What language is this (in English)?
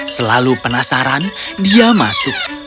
Indonesian